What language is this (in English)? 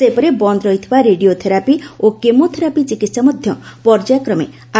Odia